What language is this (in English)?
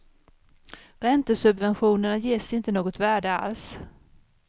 Swedish